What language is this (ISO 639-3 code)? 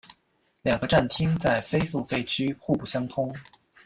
zho